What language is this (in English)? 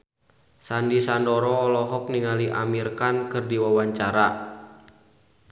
Sundanese